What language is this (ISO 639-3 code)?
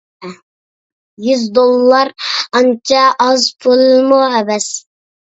uig